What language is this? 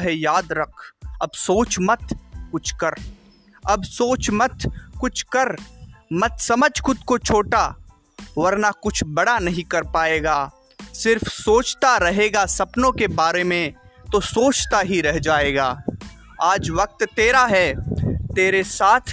Hindi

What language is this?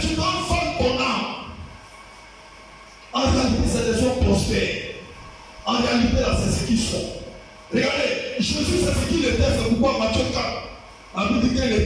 French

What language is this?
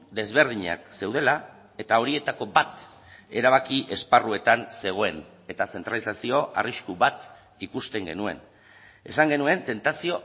Basque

